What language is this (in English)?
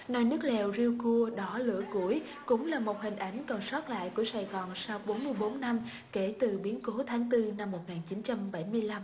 Vietnamese